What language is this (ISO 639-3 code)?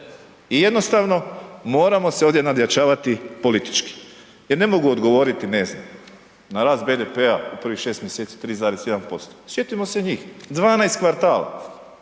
hrv